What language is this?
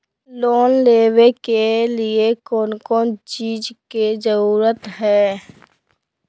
Magahi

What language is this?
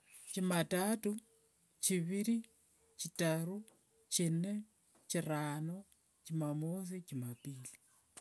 Wanga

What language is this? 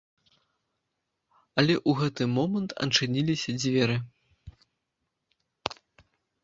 Belarusian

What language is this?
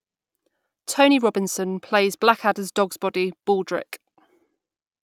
English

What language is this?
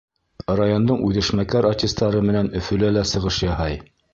Bashkir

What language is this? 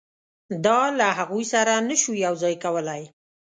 Pashto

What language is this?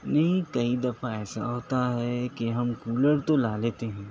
Urdu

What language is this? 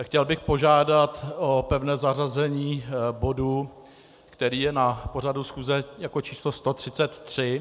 Czech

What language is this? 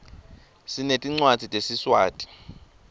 Swati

